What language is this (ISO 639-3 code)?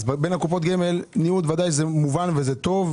heb